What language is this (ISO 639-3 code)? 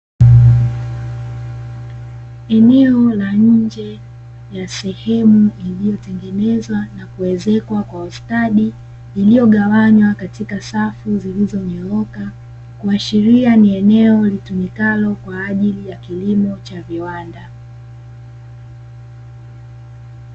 swa